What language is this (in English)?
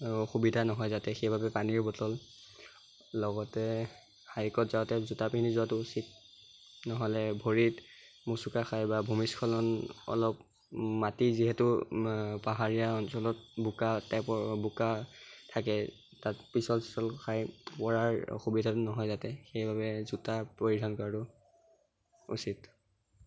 Assamese